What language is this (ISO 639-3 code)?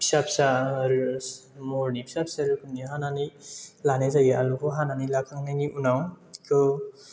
brx